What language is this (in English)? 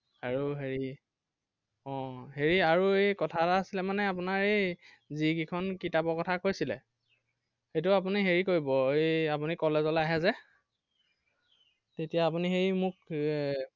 Assamese